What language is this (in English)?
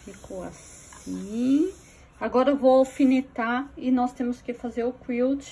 Portuguese